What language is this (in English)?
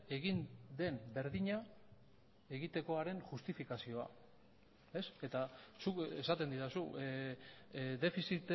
Basque